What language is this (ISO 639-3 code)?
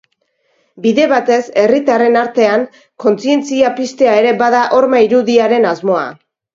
eus